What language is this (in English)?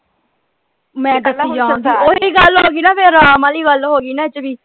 Punjabi